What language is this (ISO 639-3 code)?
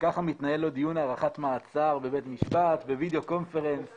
heb